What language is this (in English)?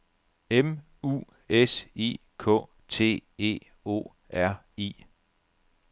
Danish